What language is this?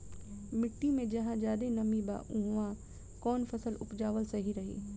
Bhojpuri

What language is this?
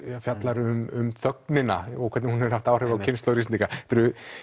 Icelandic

